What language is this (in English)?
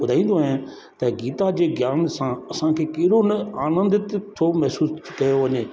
Sindhi